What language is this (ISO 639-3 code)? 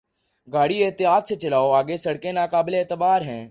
urd